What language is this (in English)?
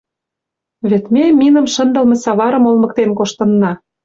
Mari